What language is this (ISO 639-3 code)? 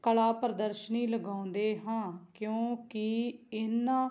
pan